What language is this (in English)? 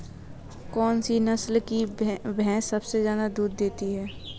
Hindi